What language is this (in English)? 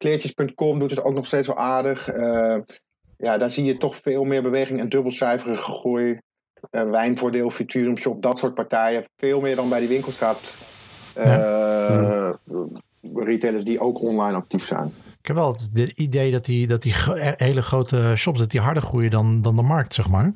Dutch